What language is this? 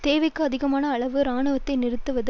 Tamil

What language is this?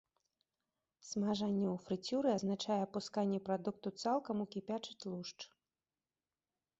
Belarusian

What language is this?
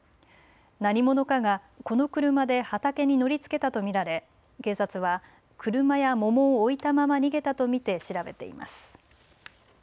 Japanese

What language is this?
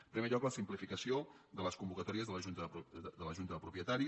Catalan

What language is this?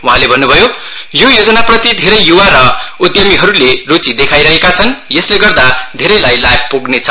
Nepali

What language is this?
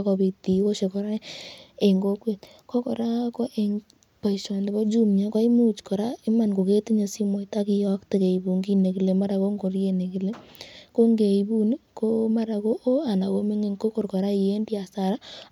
Kalenjin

